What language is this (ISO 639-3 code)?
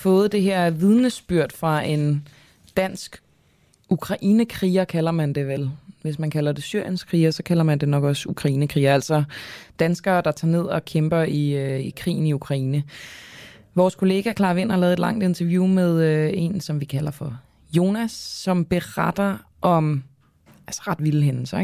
dan